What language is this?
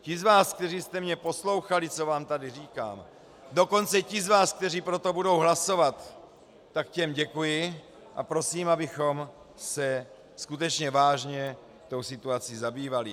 Czech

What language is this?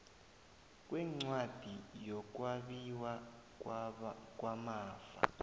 South Ndebele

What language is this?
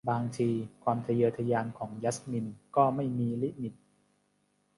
Thai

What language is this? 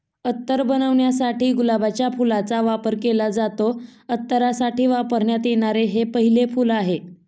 Marathi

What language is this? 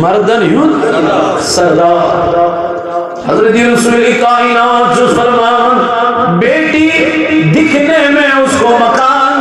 Arabic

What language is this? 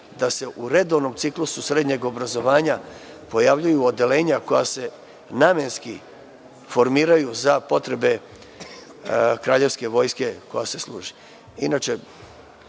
Serbian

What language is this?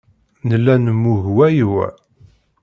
Kabyle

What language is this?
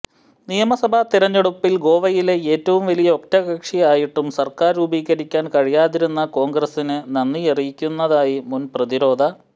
Malayalam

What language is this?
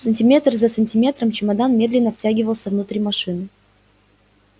Russian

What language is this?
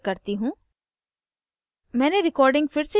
Hindi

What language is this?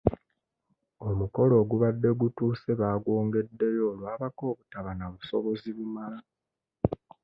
Ganda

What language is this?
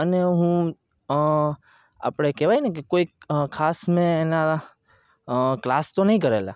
Gujarati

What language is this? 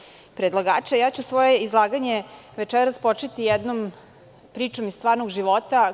Serbian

